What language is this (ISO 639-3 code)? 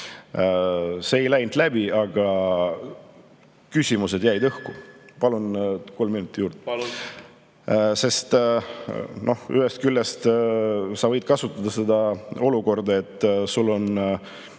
est